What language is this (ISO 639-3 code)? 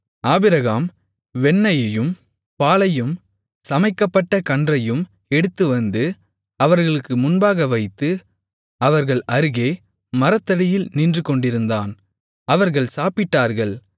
tam